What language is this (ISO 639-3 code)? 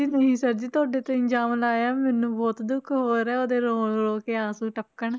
pan